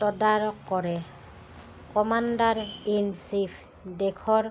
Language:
Assamese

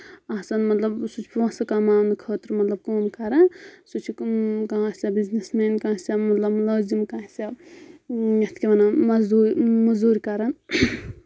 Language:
Kashmiri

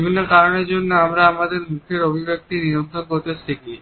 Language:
Bangla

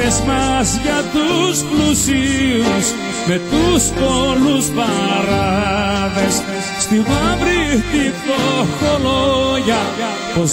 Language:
Greek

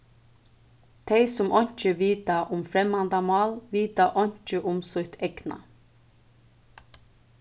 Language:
Faroese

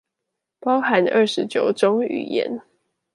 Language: Chinese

